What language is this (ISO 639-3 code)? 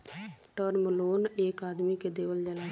bho